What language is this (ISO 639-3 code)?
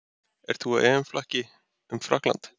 isl